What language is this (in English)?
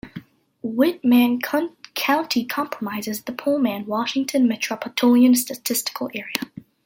English